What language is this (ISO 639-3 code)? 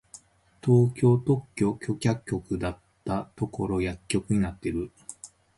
jpn